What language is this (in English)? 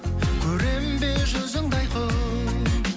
Kazakh